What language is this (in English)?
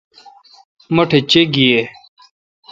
Kalkoti